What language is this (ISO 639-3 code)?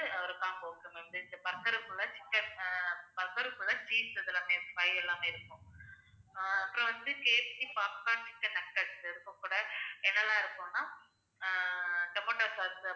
tam